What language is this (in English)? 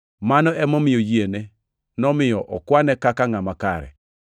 Luo (Kenya and Tanzania)